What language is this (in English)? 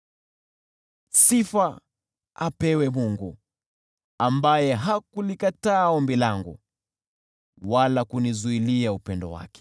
Swahili